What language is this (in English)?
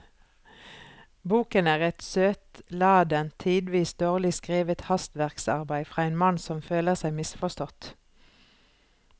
Norwegian